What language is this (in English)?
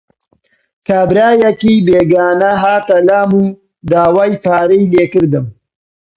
Central Kurdish